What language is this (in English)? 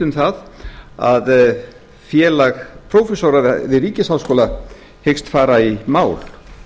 Icelandic